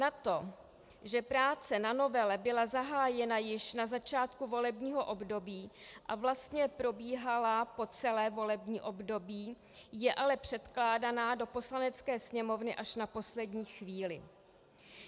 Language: Czech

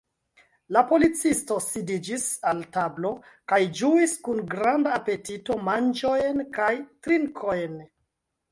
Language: Esperanto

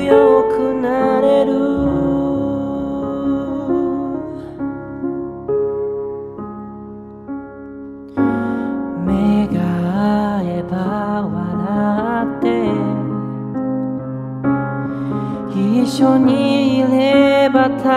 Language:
Korean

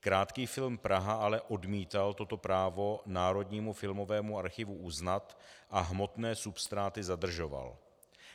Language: Czech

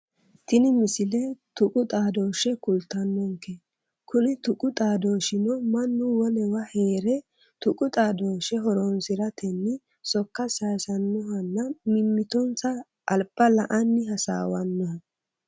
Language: Sidamo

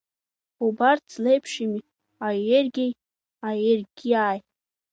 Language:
Abkhazian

